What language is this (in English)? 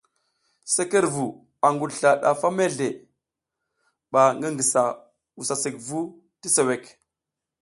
South Giziga